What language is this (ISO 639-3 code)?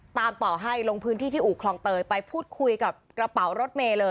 tha